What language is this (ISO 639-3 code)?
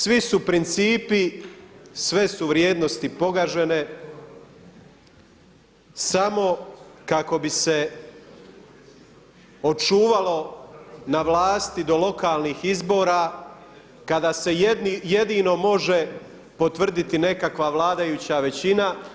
hrv